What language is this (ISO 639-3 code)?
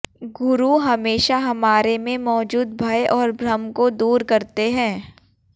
hin